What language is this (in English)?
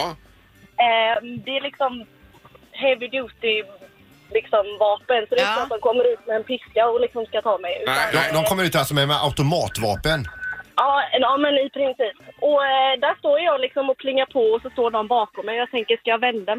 Swedish